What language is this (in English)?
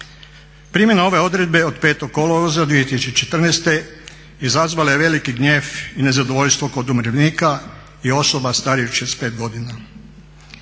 Croatian